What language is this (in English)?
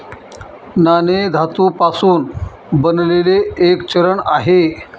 Marathi